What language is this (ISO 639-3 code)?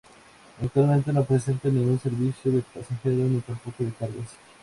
spa